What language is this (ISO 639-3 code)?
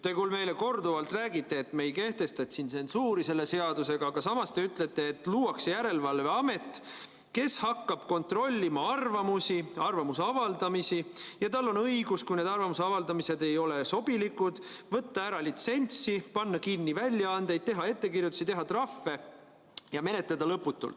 est